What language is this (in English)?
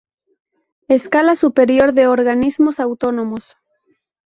Spanish